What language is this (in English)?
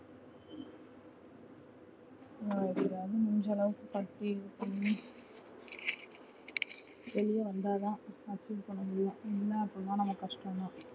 Tamil